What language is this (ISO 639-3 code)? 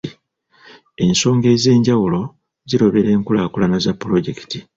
lug